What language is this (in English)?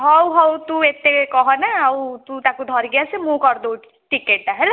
Odia